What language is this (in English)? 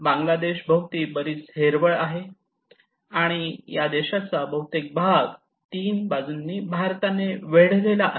Marathi